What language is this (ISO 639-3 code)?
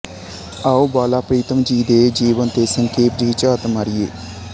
pan